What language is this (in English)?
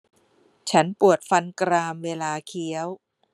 Thai